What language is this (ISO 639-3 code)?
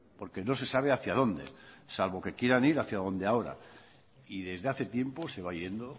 spa